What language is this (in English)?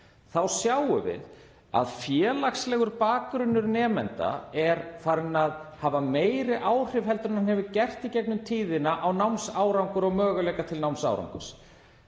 Icelandic